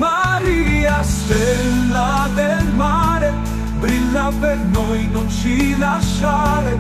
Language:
Italian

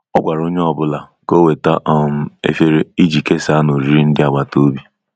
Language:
Igbo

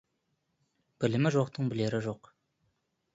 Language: Kazakh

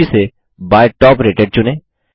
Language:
Hindi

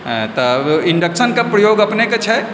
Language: Maithili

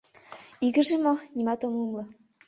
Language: Mari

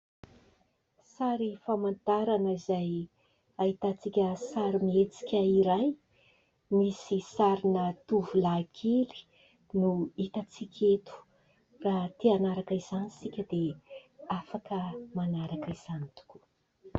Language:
Malagasy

